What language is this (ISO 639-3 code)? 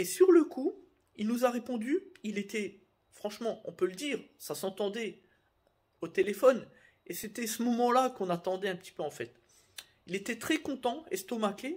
fra